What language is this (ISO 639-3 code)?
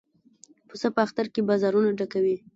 pus